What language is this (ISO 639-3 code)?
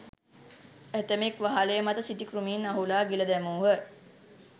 sin